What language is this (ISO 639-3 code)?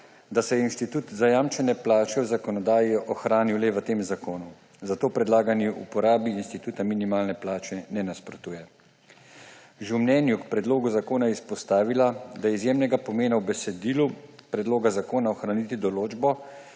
slv